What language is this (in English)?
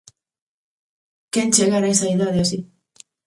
Galician